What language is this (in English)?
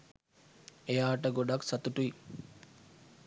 Sinhala